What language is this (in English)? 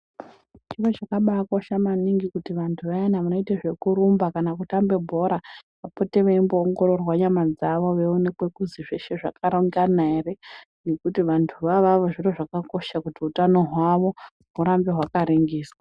Ndau